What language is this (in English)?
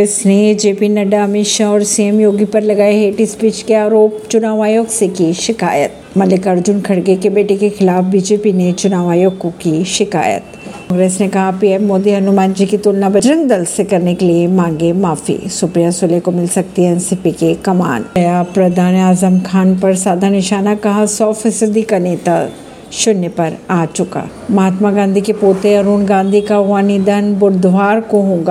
Hindi